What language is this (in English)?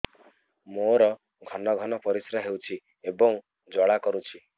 Odia